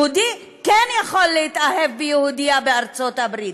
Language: Hebrew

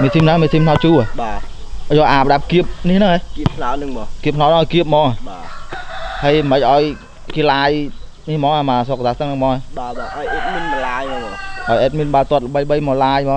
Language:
Vietnamese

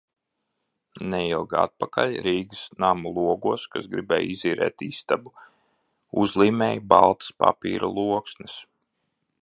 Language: Latvian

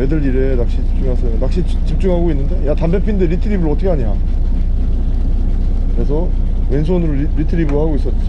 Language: Korean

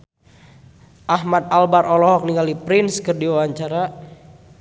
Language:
Sundanese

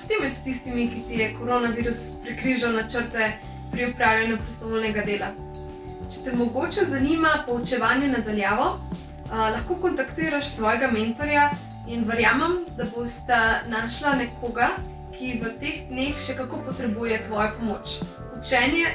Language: Slovenian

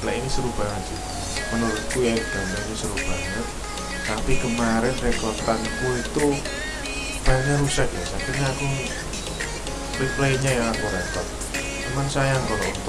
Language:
Indonesian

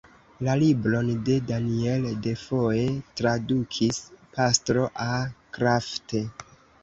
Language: Esperanto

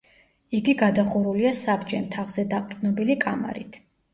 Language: Georgian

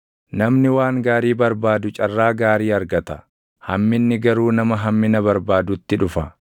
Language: Oromo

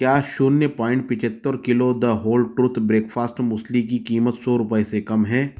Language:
Hindi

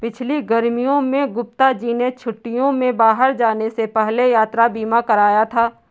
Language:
Hindi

